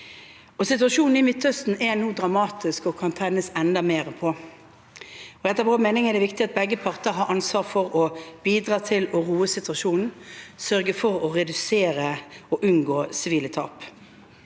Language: Norwegian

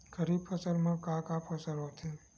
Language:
Chhattisgarhi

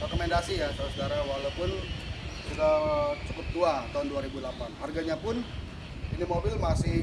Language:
Indonesian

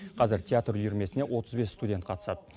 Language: Kazakh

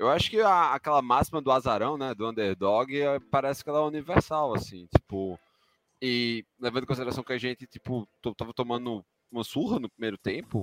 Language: Portuguese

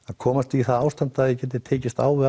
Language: Icelandic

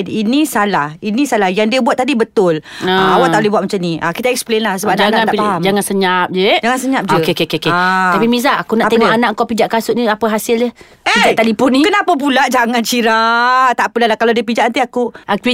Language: Malay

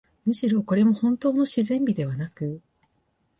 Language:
Japanese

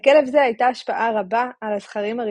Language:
Hebrew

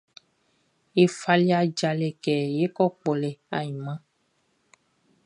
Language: Baoulé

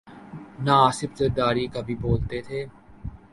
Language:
Urdu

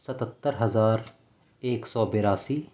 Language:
Urdu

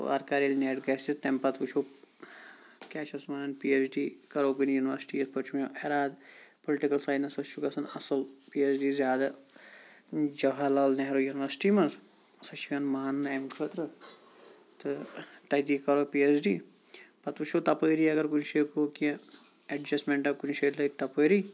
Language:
Kashmiri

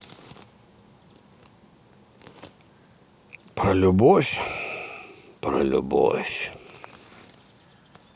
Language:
Russian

